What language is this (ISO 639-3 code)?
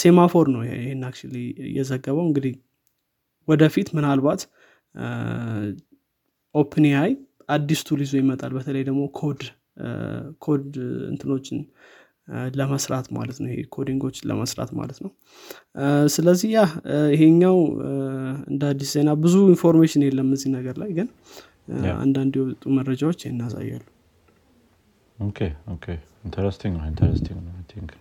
amh